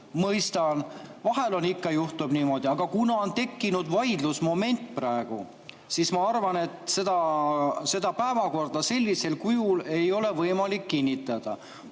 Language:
Estonian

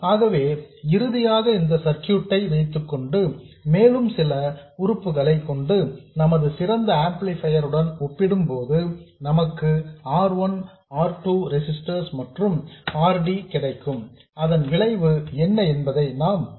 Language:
Tamil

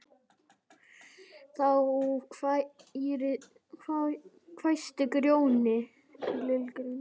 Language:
Icelandic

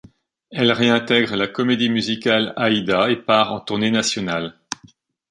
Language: French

